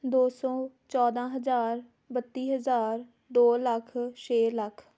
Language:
Punjabi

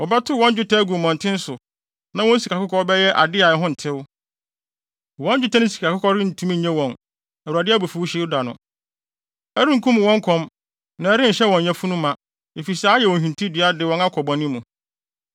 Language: Akan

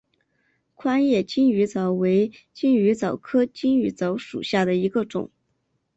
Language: Chinese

